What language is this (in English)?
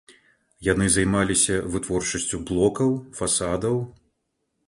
Belarusian